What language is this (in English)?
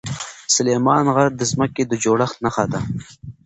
Pashto